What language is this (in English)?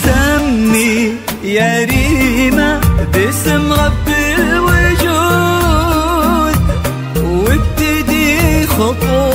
Arabic